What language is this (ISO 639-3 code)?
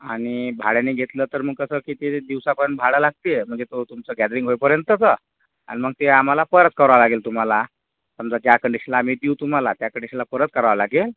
mar